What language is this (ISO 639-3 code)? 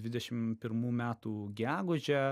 lit